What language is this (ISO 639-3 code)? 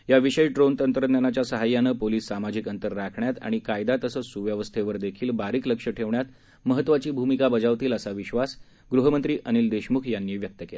mar